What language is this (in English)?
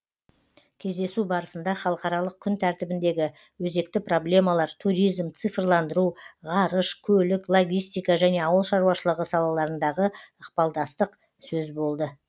Kazakh